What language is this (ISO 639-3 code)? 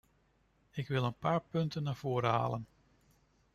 nld